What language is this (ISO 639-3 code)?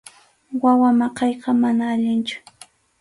qxu